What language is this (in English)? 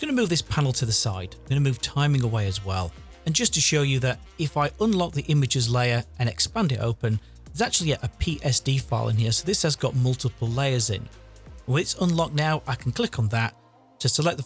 English